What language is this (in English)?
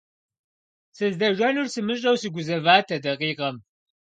Kabardian